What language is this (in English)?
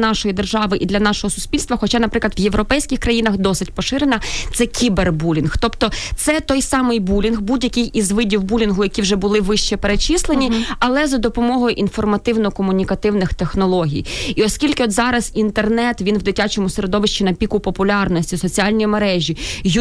Ukrainian